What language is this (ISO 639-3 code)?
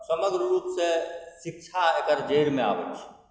mai